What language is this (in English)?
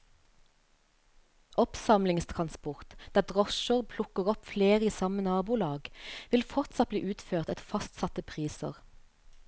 Norwegian